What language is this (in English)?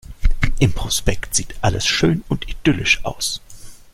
German